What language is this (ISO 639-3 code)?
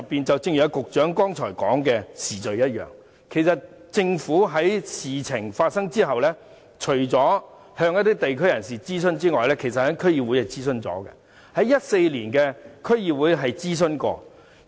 yue